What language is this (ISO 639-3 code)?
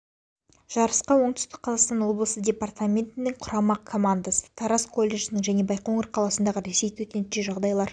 kaz